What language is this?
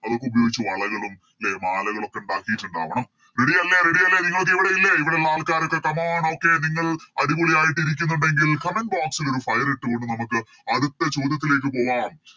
Malayalam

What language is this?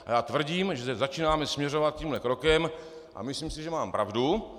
Czech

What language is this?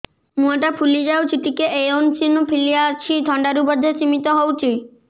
Odia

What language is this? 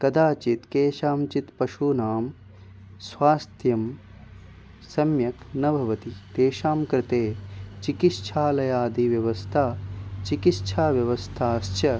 Sanskrit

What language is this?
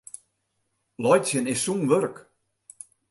Western Frisian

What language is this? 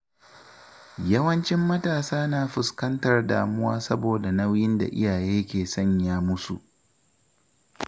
Hausa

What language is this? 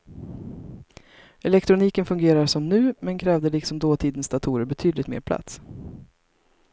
Swedish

